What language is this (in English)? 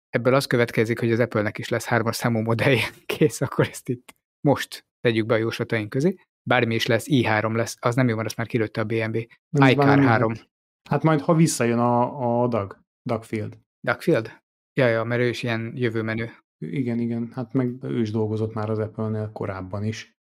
Hungarian